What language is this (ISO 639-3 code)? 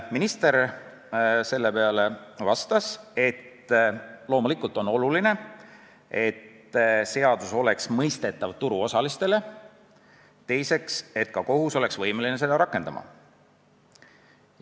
est